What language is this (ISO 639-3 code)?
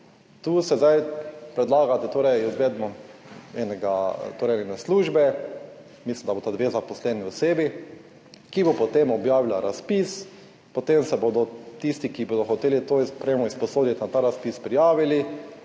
slv